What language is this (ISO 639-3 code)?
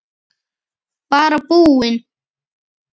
isl